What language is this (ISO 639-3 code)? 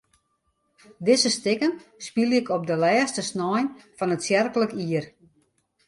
fry